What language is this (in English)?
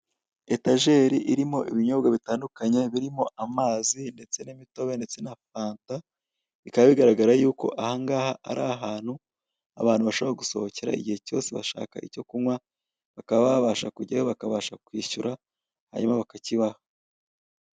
Kinyarwanda